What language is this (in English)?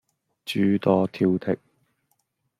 Cantonese